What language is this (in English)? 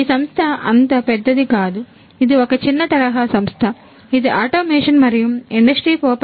Telugu